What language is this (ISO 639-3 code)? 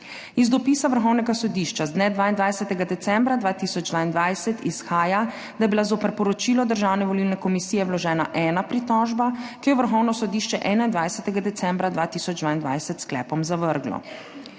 slv